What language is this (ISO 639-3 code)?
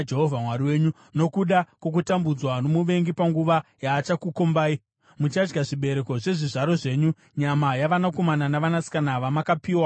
sna